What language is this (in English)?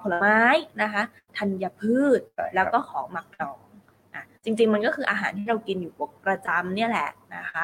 Thai